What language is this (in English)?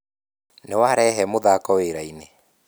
Kikuyu